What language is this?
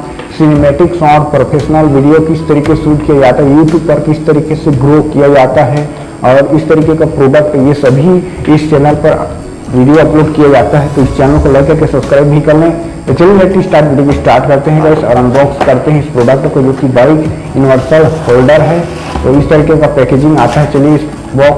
Hindi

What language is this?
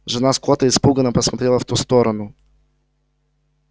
Russian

